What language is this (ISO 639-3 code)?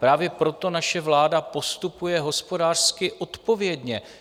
ces